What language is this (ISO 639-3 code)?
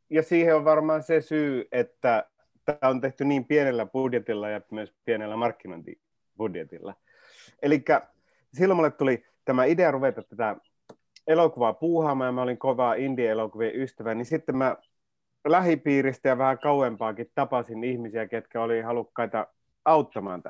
fin